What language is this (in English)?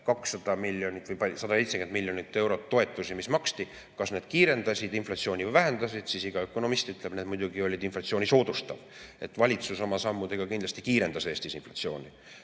Estonian